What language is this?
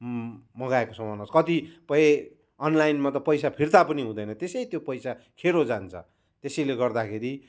Nepali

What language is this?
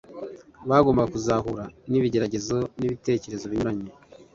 Kinyarwanda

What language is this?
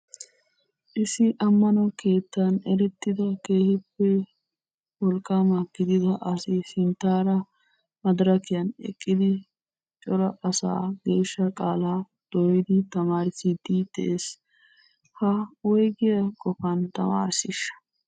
Wolaytta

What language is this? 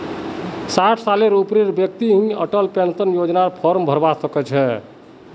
Magahi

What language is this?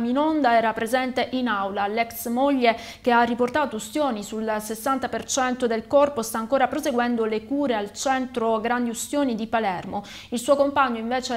Italian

